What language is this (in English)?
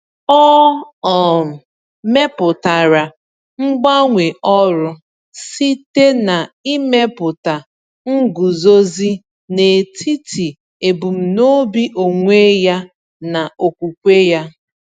Igbo